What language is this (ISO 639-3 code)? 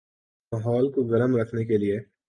urd